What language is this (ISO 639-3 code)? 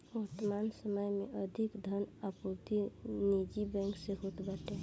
bho